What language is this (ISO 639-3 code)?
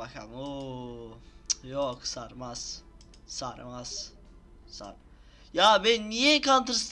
tur